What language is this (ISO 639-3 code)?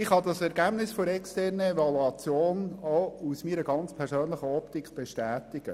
gsw